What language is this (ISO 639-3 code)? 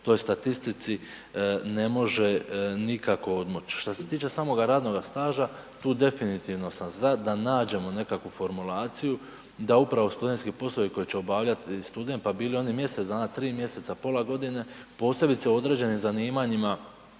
hrv